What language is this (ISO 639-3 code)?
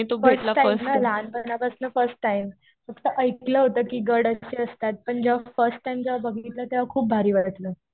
mar